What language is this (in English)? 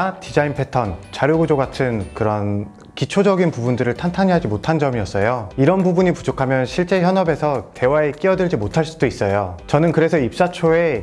Korean